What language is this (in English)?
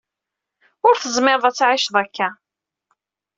Kabyle